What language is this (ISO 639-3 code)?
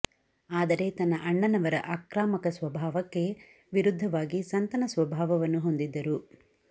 kan